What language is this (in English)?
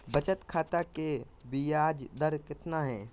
Magahi